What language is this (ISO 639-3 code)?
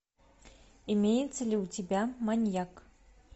rus